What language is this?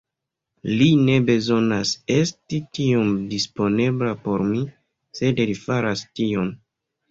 Esperanto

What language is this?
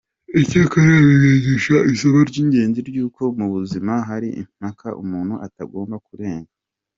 Kinyarwanda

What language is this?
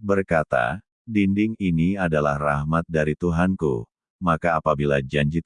Indonesian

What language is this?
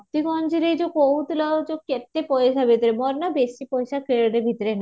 Odia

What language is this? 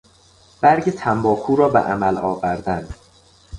Persian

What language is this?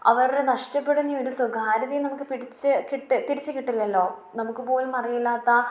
Malayalam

